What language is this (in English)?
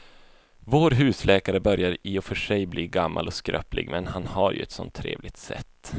Swedish